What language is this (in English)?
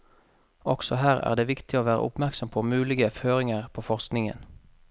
Norwegian